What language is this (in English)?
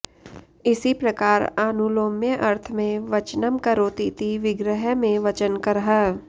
Sanskrit